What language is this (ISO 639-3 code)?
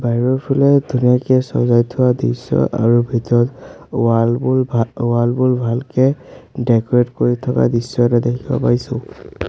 asm